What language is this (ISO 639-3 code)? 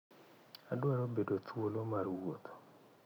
luo